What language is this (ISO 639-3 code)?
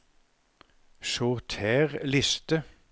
nor